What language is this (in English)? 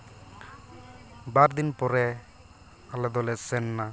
Santali